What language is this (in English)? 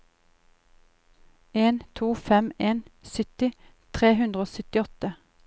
Norwegian